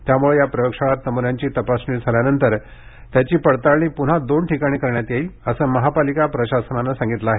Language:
Marathi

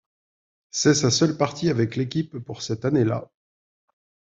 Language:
French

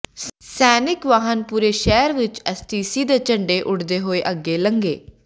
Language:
Punjabi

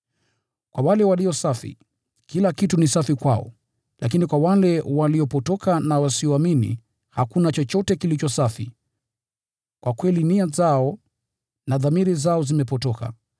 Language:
Swahili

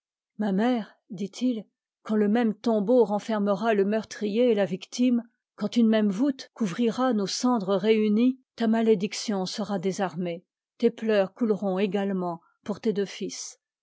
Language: French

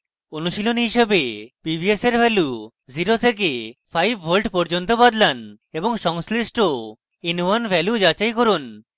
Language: Bangla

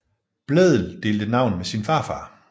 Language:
Danish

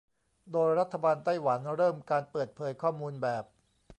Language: Thai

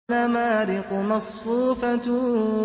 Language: Arabic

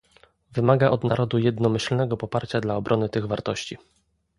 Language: Polish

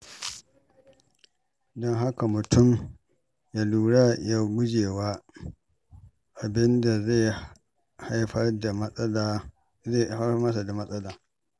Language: Hausa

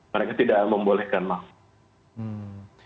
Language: Indonesian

